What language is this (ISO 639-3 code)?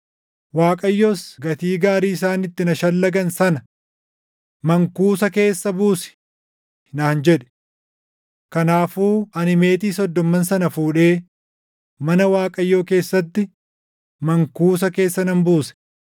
orm